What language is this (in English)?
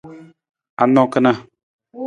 Nawdm